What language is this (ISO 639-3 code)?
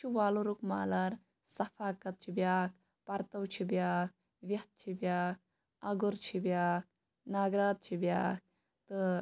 kas